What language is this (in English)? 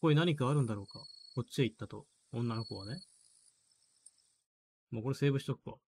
Japanese